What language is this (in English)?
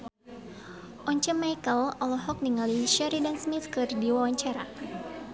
Sundanese